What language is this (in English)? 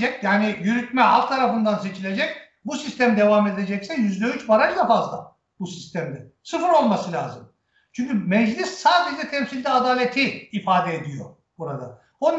Turkish